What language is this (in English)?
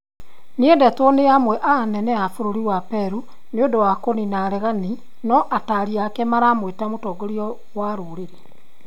Kikuyu